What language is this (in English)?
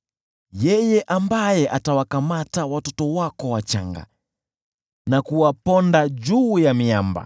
Swahili